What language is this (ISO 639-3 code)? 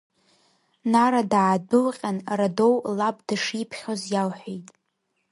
abk